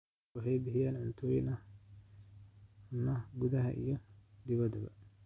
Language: Somali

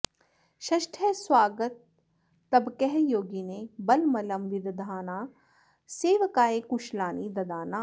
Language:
Sanskrit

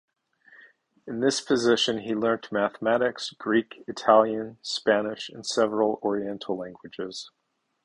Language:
English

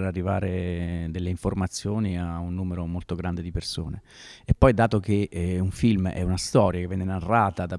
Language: Italian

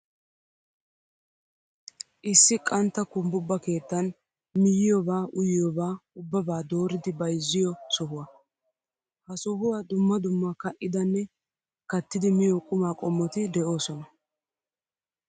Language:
Wolaytta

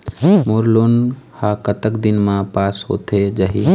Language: Chhattisgarhi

